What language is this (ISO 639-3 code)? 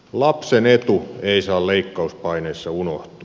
fin